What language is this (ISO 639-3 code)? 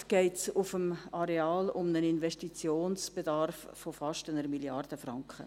gsw